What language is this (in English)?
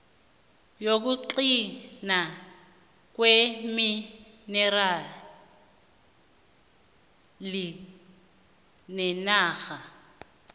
South Ndebele